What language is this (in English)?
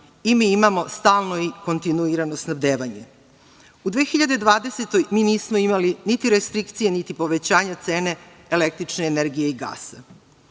Serbian